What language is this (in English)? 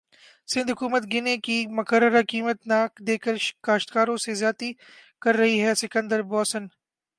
Urdu